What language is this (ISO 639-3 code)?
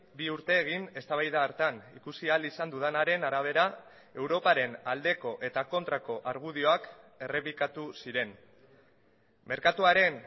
eus